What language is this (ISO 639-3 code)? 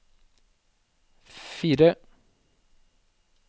nor